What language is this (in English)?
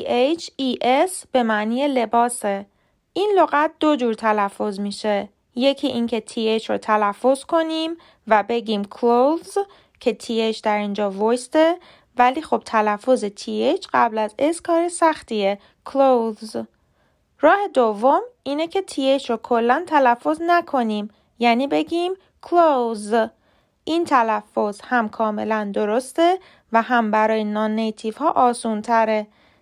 Persian